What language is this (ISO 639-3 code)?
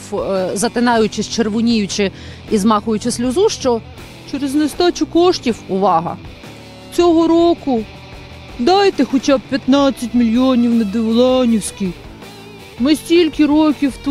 ukr